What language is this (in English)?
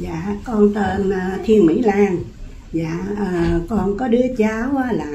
Vietnamese